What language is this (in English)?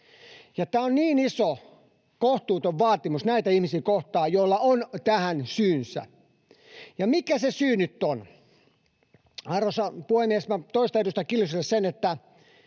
Finnish